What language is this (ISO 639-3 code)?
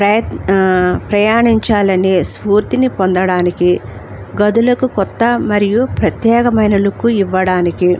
tel